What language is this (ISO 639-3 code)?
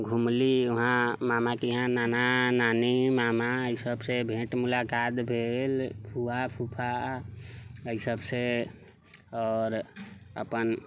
mai